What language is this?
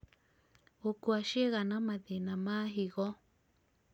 Kikuyu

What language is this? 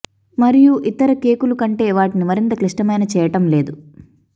Telugu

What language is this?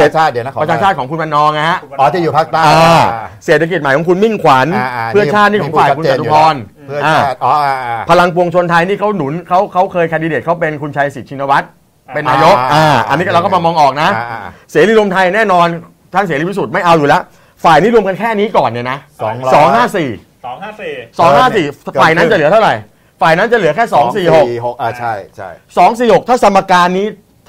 Thai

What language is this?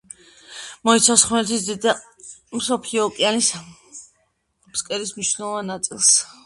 Georgian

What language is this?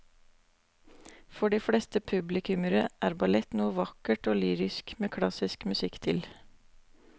Norwegian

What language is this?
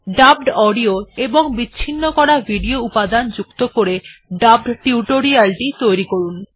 Bangla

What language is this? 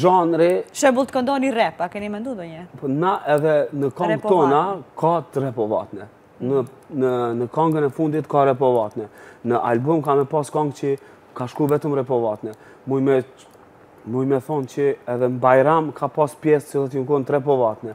Romanian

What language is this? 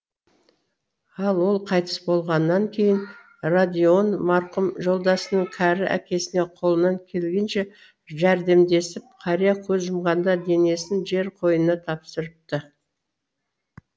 Kazakh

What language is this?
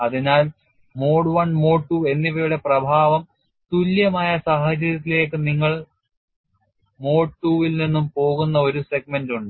Malayalam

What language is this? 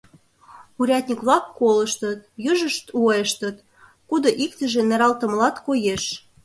Mari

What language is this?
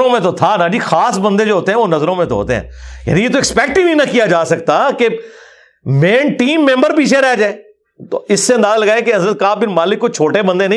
Urdu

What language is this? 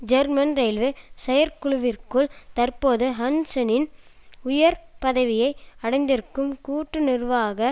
Tamil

